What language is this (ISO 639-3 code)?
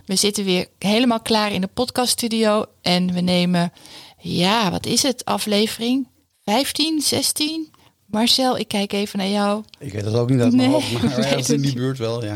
nld